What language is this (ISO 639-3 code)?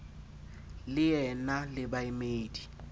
sot